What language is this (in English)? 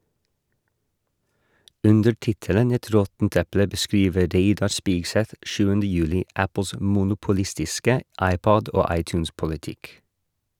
Norwegian